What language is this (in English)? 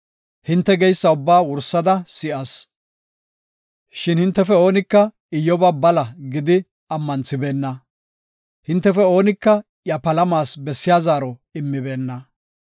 Gofa